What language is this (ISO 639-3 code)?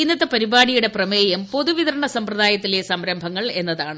mal